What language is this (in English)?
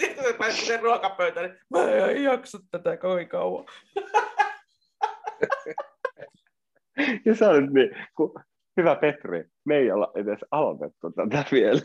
Finnish